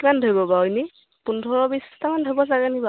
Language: Assamese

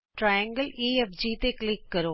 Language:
Punjabi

